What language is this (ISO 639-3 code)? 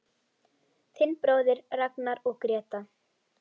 isl